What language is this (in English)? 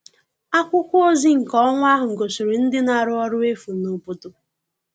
Igbo